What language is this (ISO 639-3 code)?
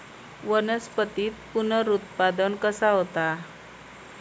mar